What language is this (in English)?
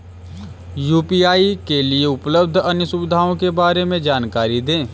Hindi